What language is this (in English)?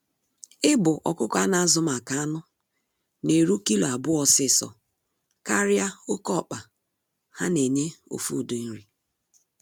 Igbo